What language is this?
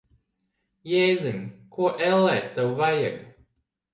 Latvian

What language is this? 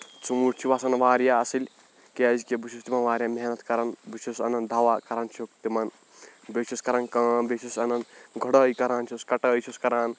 Kashmiri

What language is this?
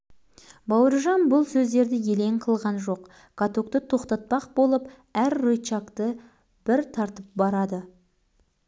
Kazakh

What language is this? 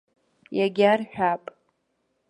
Abkhazian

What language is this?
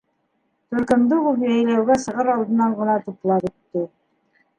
Bashkir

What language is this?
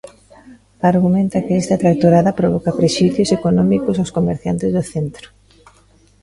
Galician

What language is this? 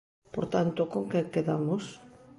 Galician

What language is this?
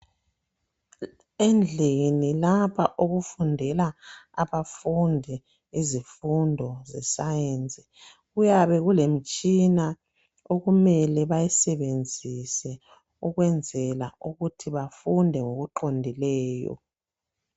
North Ndebele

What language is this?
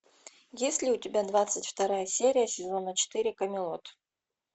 Russian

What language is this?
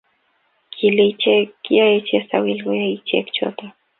Kalenjin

